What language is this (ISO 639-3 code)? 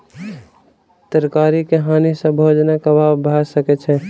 mai